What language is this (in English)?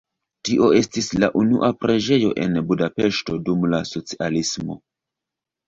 Esperanto